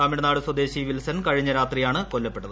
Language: Malayalam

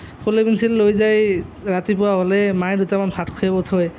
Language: Assamese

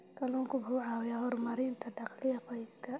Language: Somali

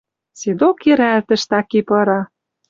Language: Western Mari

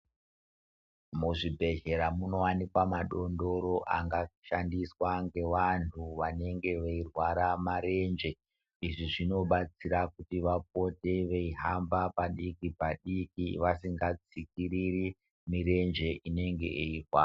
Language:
Ndau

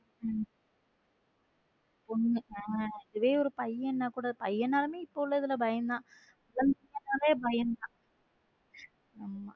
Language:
Tamil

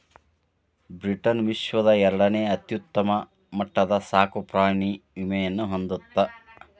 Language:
Kannada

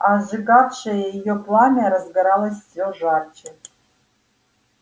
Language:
Russian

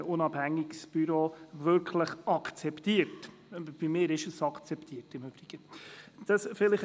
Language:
Swiss German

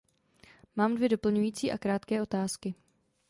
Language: Czech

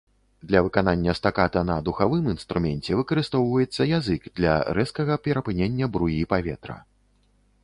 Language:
Belarusian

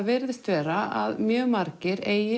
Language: Icelandic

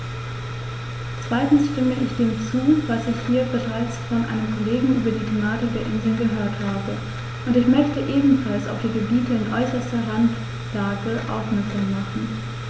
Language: German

